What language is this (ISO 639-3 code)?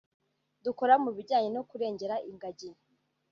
kin